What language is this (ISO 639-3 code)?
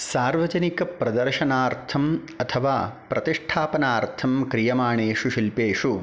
san